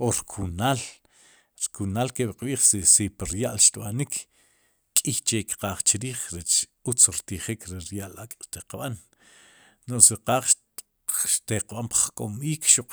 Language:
Sipacapense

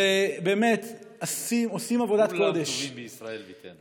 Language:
Hebrew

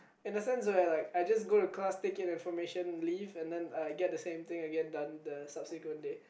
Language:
English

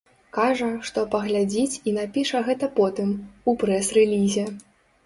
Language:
Belarusian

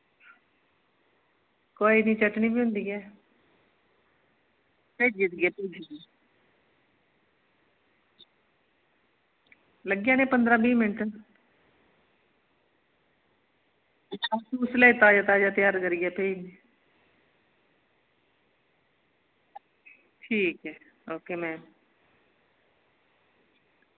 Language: Dogri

